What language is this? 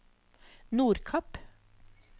Norwegian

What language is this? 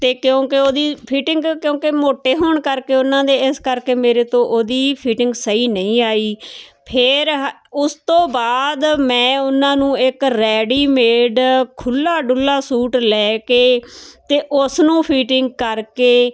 Punjabi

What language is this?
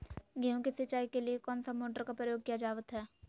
Magahi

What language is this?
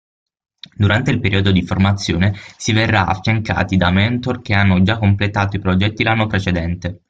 Italian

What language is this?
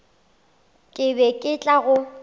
Northern Sotho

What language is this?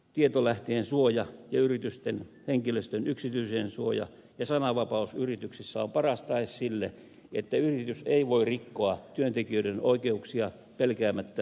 Finnish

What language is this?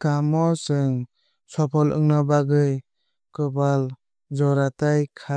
Kok Borok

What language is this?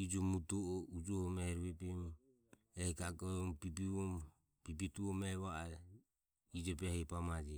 Ömie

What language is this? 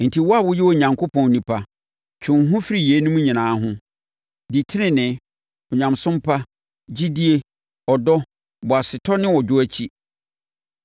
Akan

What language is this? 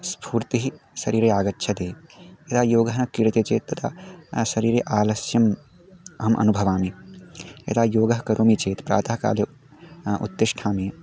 Sanskrit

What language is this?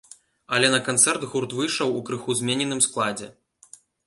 Belarusian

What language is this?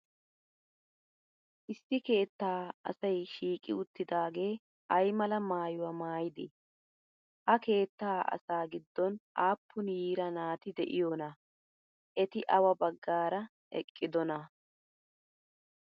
Wolaytta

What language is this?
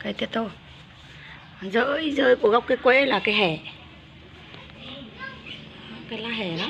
Vietnamese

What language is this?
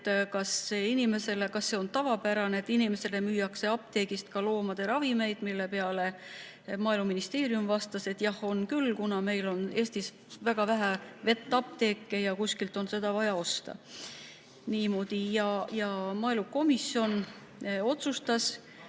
Estonian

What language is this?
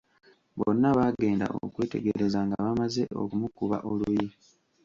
Ganda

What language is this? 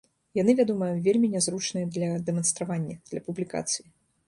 Belarusian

